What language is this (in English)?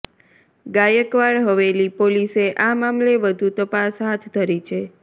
Gujarati